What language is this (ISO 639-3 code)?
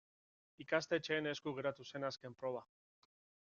eus